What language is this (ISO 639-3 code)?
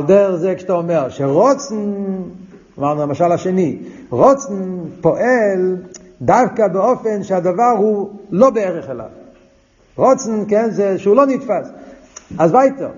heb